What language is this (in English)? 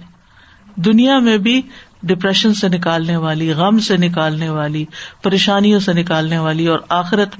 Urdu